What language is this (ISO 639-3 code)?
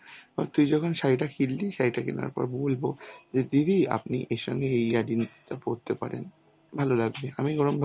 ben